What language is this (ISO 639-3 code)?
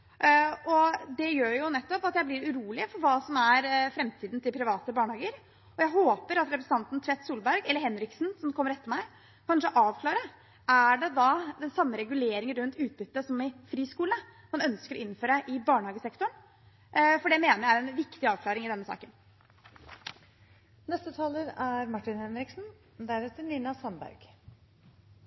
nob